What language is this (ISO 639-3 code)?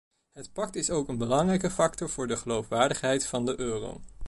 nld